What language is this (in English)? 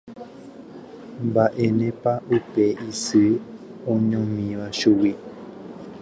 Guarani